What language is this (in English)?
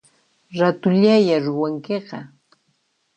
Puno Quechua